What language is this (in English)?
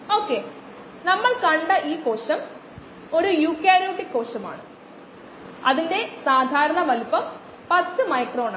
Malayalam